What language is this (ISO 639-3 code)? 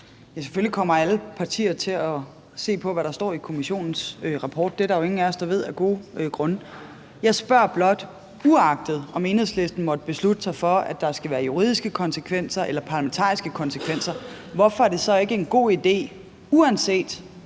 dan